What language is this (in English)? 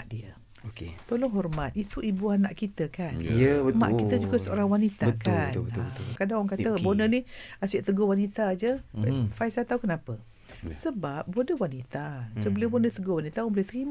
Malay